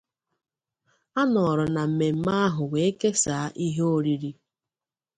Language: Igbo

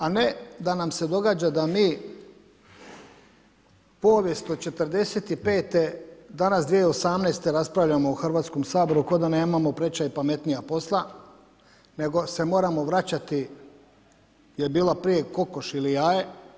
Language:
Croatian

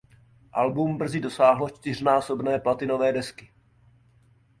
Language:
Czech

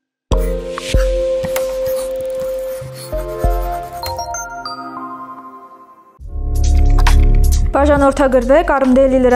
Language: Romanian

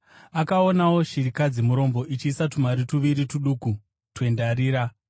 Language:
Shona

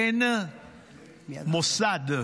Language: Hebrew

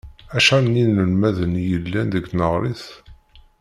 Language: Kabyle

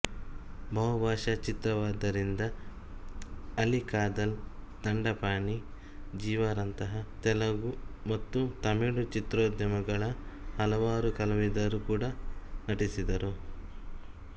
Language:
Kannada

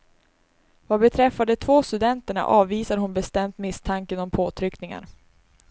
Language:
Swedish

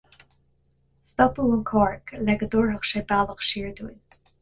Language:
Irish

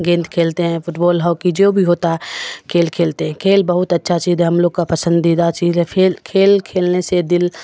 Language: Urdu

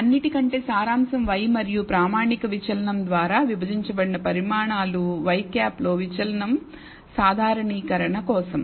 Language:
Telugu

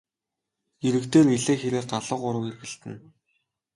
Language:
Mongolian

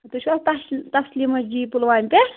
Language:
Kashmiri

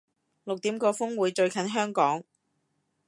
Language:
Cantonese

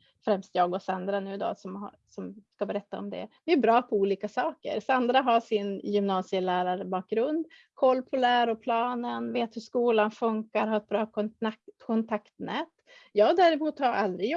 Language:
Swedish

